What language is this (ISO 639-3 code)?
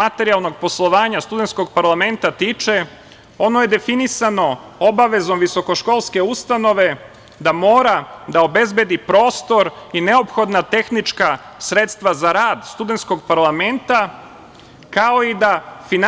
srp